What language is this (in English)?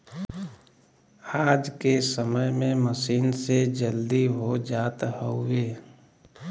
Bhojpuri